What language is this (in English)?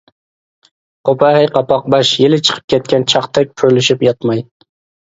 Uyghur